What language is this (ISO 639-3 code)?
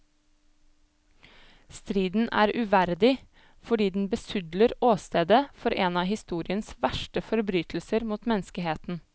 nor